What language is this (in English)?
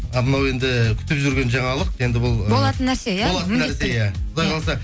Kazakh